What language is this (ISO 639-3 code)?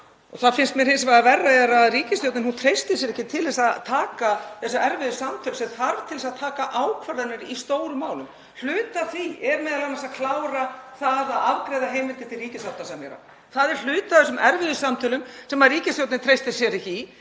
isl